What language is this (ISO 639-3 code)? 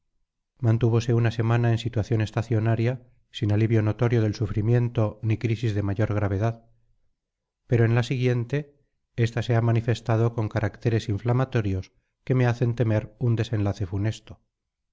spa